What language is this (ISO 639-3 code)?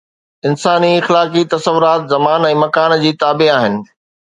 snd